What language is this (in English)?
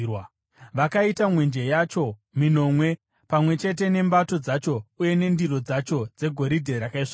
Shona